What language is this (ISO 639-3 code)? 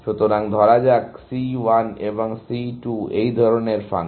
ben